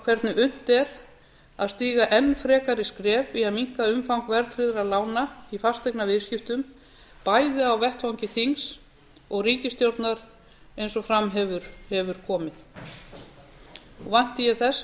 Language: Icelandic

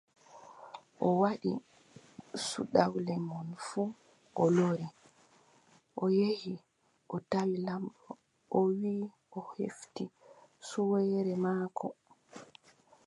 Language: Adamawa Fulfulde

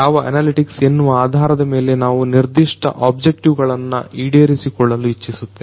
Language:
Kannada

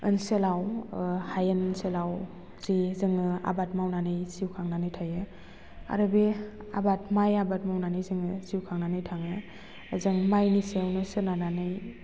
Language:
Bodo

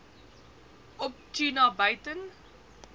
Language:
Afrikaans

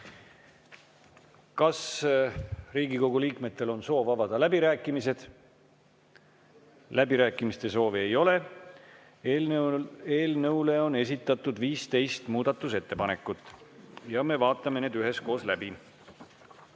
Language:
Estonian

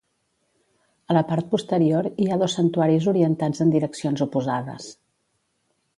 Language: Catalan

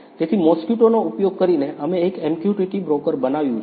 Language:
Gujarati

